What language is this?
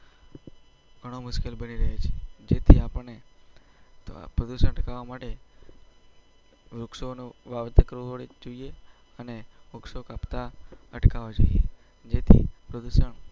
Gujarati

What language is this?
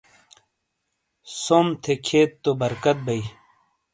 Shina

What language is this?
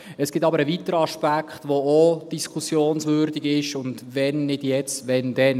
Swiss German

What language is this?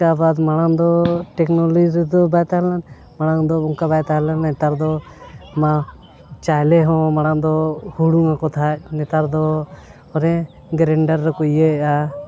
Santali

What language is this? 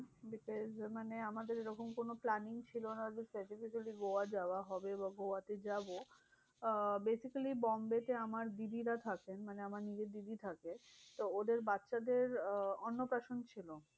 Bangla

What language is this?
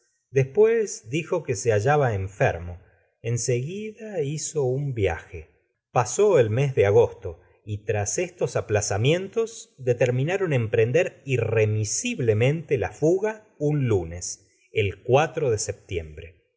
Spanish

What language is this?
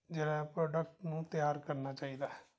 Punjabi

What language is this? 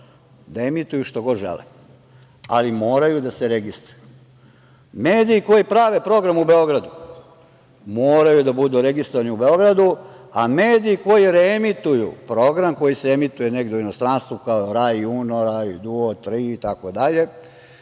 Serbian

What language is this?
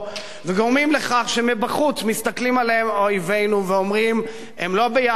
Hebrew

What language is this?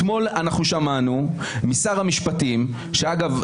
Hebrew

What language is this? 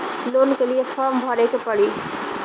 Bhojpuri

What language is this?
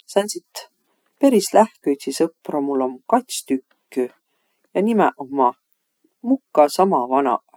Võro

